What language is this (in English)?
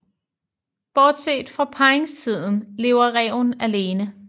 Danish